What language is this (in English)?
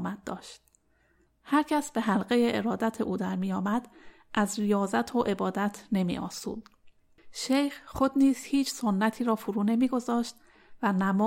Persian